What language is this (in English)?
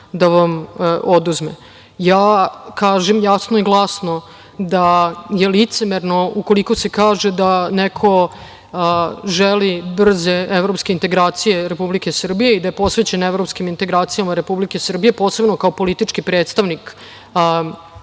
Serbian